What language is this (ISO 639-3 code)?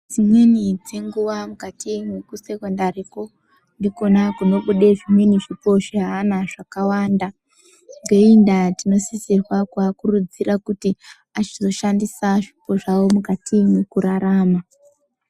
ndc